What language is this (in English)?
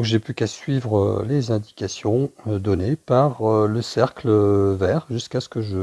French